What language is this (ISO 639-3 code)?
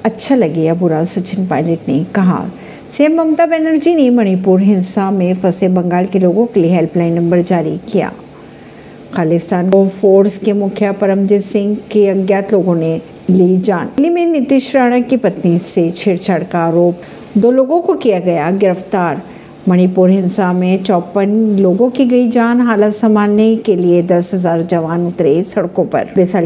hin